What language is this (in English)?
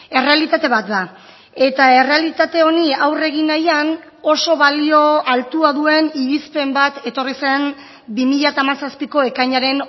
Basque